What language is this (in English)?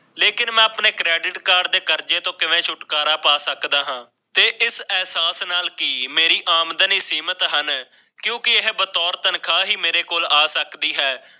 Punjabi